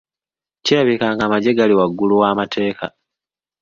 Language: Ganda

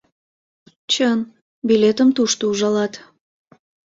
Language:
Mari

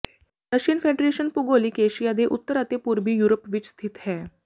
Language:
Punjabi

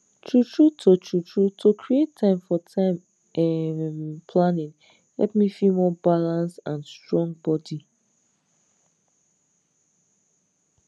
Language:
Nigerian Pidgin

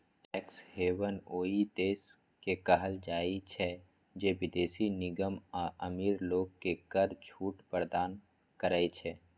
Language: Maithili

